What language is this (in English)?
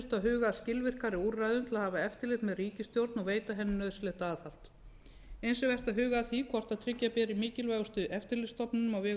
Icelandic